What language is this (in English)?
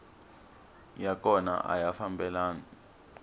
Tsonga